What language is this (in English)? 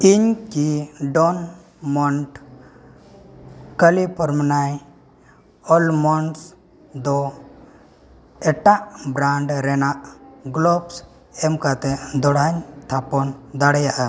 Santali